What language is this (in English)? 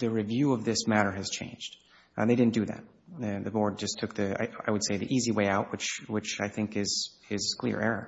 English